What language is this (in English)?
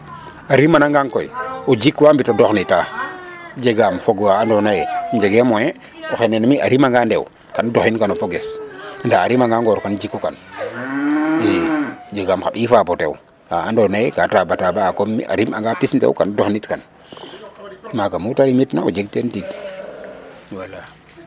Serer